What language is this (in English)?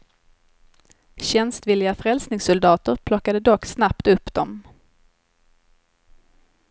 Swedish